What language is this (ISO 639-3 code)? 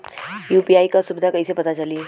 bho